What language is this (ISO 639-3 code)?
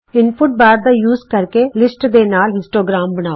pan